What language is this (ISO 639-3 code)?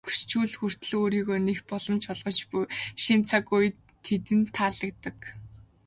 mon